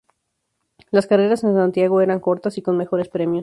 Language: Spanish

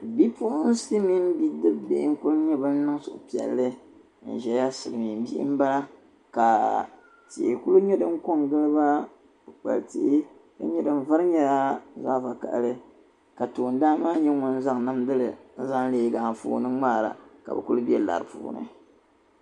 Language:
Dagbani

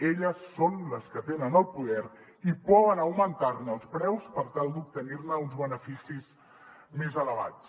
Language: Catalan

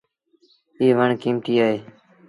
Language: Sindhi Bhil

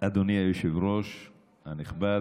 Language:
Hebrew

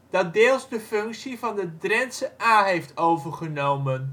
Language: Dutch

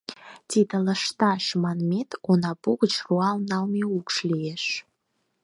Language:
Mari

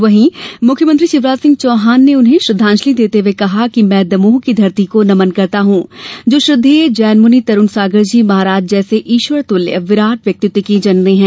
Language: Hindi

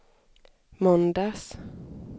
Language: Swedish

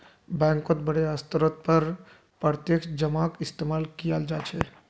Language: Magahi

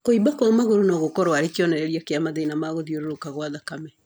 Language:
Kikuyu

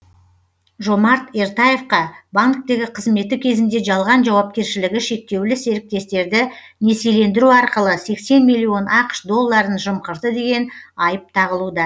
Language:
Kazakh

